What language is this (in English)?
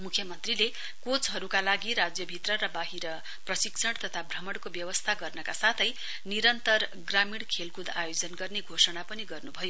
Nepali